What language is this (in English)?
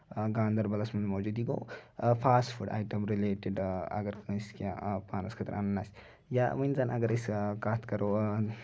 Kashmiri